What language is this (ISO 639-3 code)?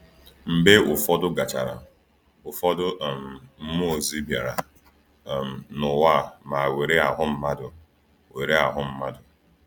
ibo